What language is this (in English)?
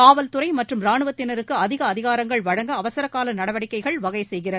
Tamil